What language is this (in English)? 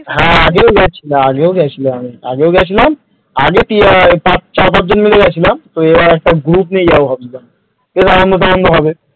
Bangla